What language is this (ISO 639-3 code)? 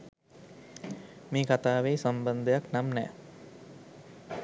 sin